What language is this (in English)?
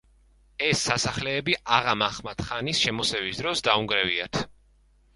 Georgian